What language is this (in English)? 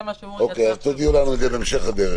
Hebrew